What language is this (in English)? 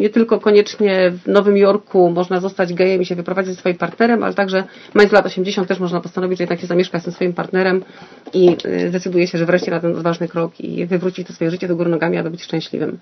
Polish